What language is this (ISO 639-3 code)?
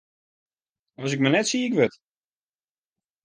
fry